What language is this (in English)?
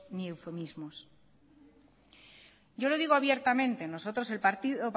Spanish